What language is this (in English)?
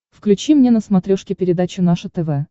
Russian